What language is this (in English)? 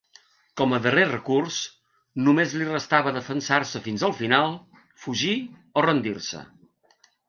Catalan